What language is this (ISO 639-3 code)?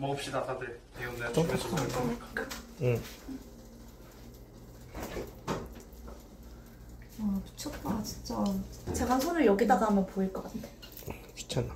kor